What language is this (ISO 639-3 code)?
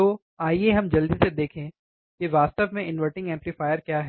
hin